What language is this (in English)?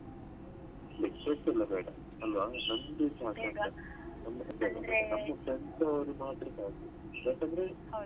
Kannada